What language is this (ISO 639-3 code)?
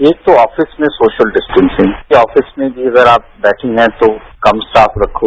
hin